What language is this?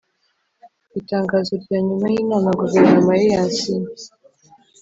Kinyarwanda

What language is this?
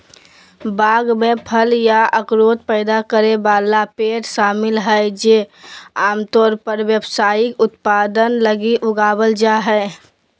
Magahi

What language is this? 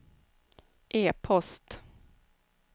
Swedish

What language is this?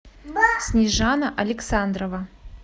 Russian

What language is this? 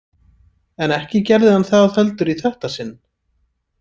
Icelandic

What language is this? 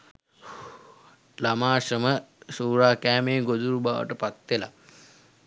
Sinhala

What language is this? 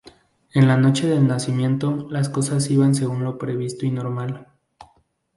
Spanish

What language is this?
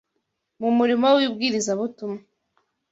Kinyarwanda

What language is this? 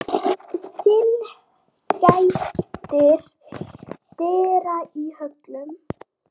Icelandic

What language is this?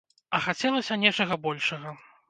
Belarusian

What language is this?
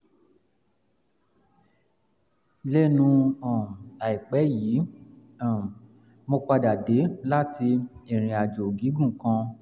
Yoruba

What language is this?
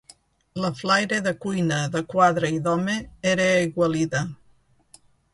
Catalan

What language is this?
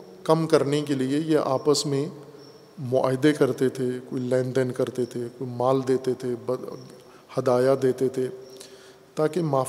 Urdu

